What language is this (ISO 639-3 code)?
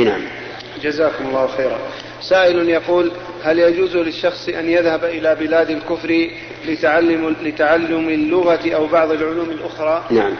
ara